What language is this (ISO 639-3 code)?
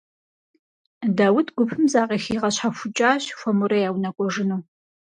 kbd